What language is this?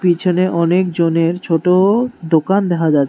Bangla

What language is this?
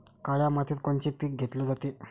Marathi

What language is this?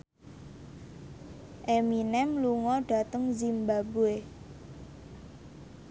Javanese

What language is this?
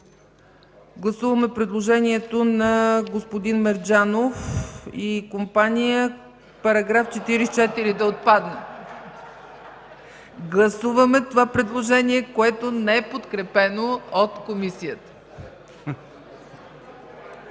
Bulgarian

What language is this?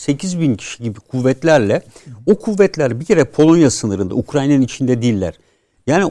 Turkish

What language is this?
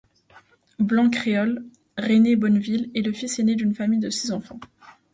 French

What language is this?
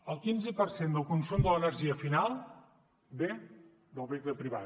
Catalan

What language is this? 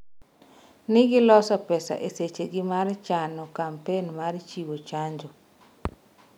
Luo (Kenya and Tanzania)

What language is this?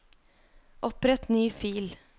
Norwegian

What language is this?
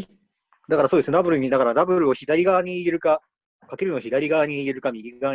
Japanese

